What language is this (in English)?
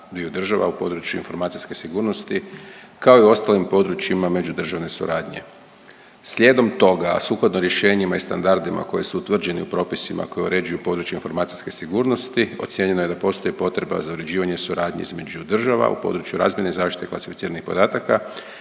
Croatian